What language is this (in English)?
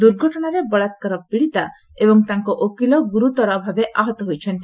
Odia